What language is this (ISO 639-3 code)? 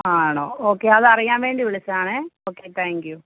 mal